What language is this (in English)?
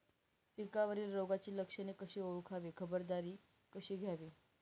Marathi